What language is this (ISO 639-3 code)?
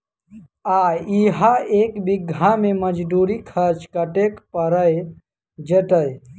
mai